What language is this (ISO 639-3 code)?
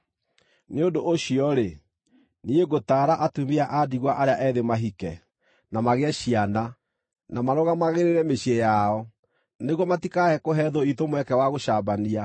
kik